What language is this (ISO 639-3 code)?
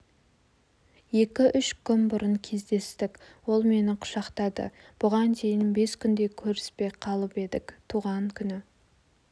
kaz